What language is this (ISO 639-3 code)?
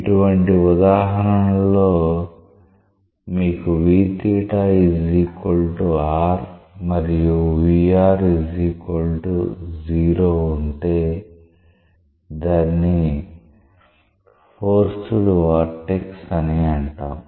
tel